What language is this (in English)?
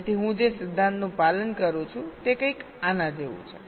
Gujarati